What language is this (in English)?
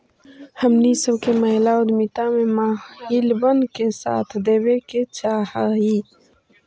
Magahi